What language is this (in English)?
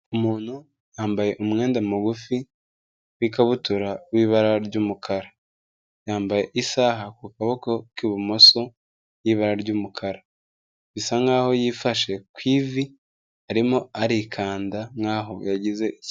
Kinyarwanda